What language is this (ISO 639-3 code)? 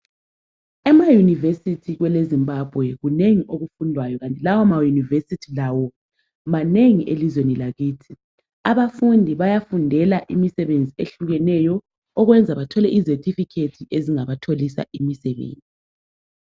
nde